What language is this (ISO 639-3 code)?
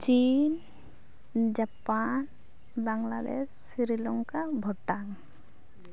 sat